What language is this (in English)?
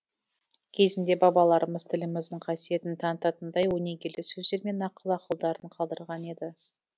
Kazakh